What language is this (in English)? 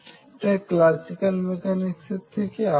Bangla